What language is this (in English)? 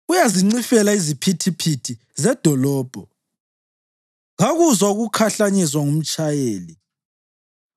North Ndebele